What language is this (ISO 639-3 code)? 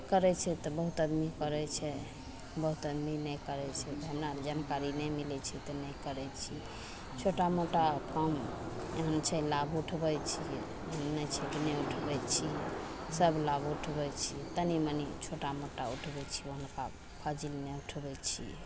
mai